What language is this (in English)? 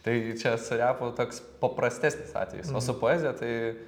Lithuanian